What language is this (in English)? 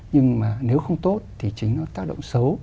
Vietnamese